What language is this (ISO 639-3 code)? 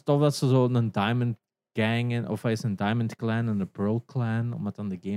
nld